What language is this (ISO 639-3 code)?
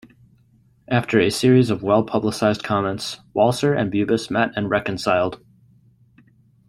eng